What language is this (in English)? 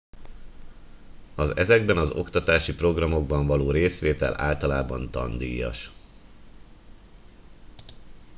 Hungarian